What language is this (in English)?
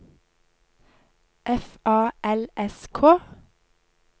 Norwegian